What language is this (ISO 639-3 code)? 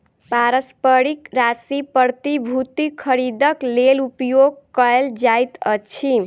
mai